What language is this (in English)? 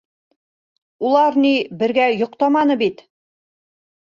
Bashkir